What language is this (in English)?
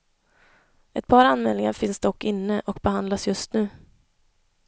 Swedish